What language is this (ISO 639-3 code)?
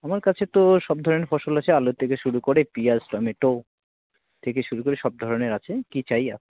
ben